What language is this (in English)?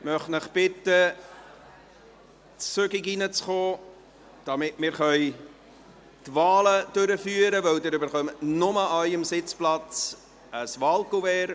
Swiss German